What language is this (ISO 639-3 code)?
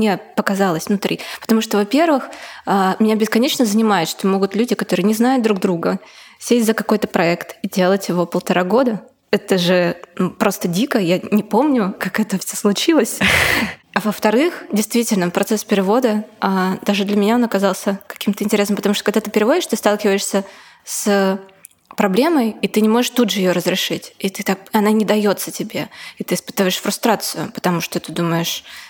rus